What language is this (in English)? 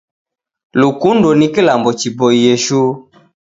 Taita